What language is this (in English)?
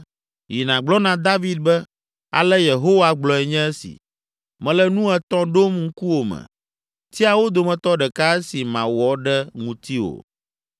Ewe